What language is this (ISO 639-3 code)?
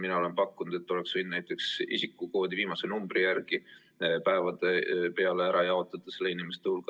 est